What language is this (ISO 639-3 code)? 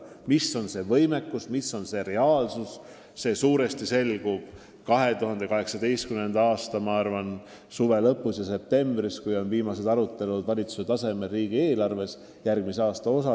est